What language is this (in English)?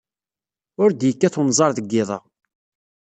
Kabyle